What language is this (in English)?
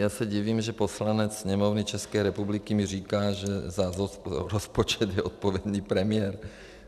Czech